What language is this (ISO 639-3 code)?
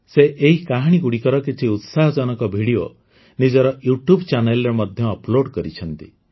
ori